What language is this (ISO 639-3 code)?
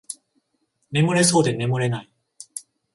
jpn